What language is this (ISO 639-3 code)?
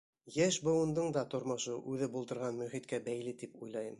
bak